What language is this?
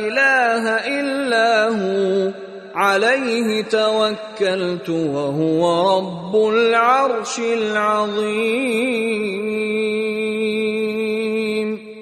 Persian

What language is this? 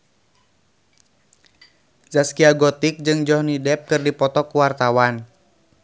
Sundanese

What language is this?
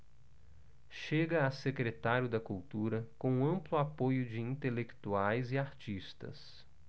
Portuguese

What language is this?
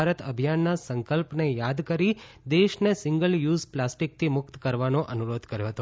Gujarati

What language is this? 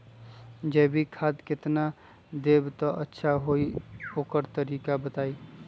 Magahi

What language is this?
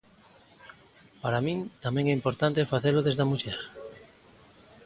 Galician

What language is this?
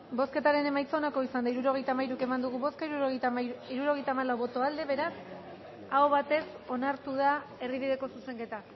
Basque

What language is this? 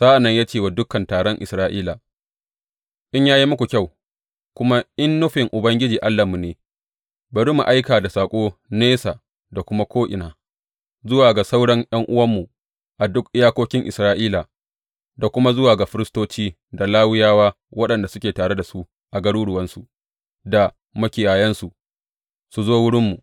Hausa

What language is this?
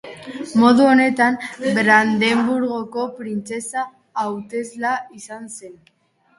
Basque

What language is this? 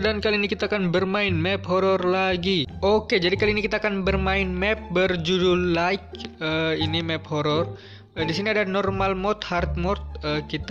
Indonesian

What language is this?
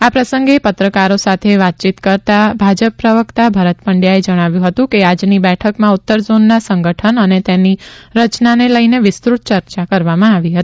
Gujarati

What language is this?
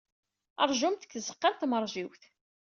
Kabyle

